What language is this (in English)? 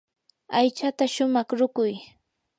Yanahuanca Pasco Quechua